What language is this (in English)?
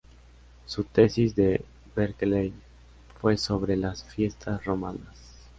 Spanish